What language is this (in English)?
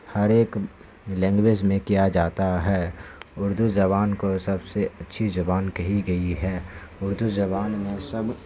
Urdu